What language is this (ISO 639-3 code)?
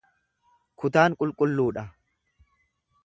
orm